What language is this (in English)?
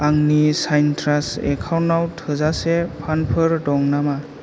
Bodo